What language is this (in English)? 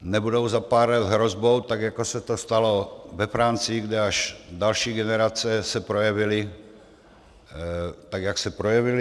Czech